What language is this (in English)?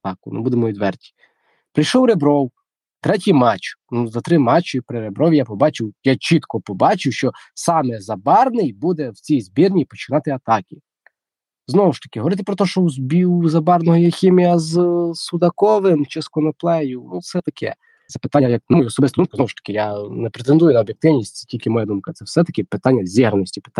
Ukrainian